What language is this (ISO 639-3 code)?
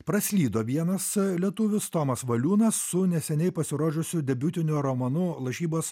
lit